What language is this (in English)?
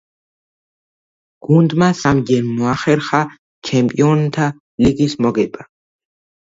Georgian